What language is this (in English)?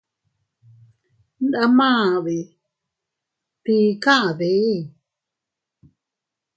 Teutila Cuicatec